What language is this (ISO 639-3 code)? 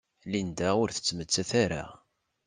kab